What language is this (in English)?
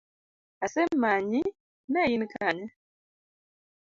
Luo (Kenya and Tanzania)